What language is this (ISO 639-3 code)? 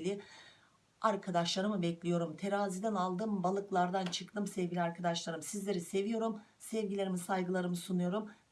tur